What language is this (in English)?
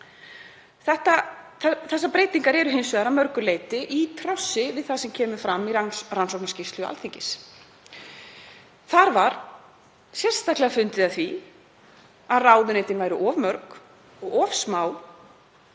Icelandic